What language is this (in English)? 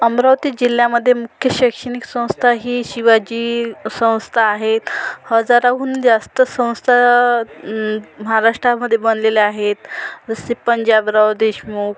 Marathi